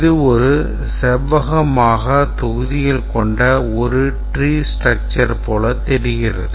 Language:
Tamil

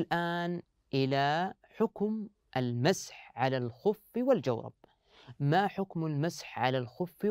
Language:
Arabic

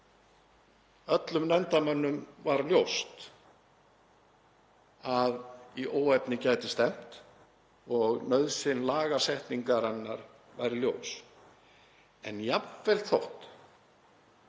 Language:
Icelandic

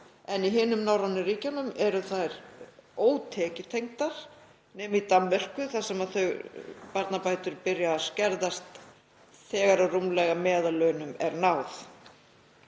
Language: Icelandic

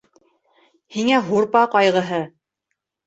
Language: Bashkir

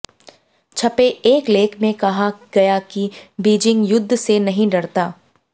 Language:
Hindi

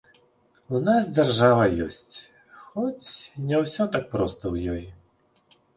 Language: Belarusian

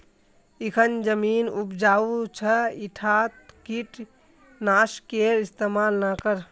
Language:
Magahi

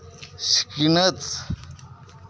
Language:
Santali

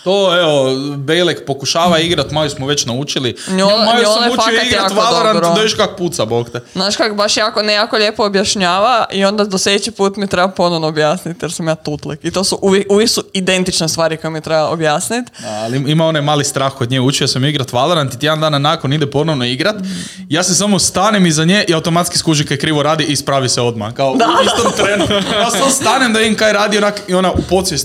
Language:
Croatian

